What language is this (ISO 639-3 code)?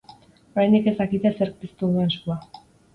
eus